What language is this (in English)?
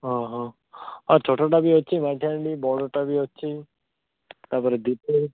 Odia